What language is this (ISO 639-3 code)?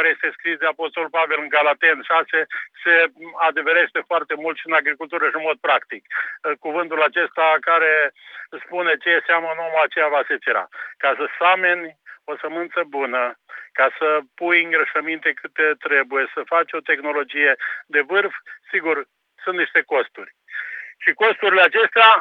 ron